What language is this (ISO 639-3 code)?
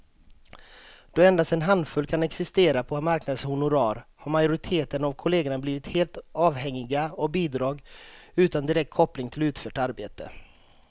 swe